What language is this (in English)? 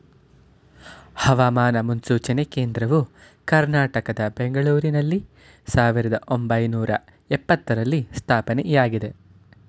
Kannada